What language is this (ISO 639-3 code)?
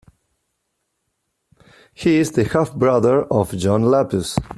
eng